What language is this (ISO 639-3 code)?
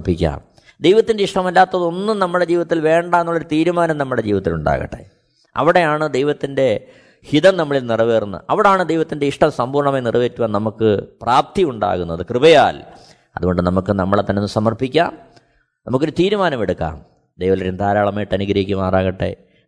mal